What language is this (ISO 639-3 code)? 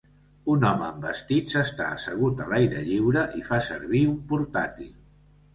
cat